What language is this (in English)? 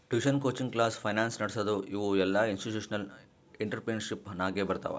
Kannada